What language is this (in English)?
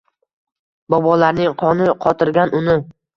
Uzbek